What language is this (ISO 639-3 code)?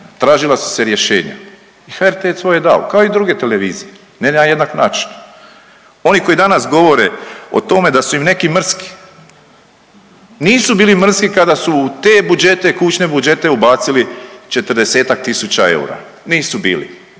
hrv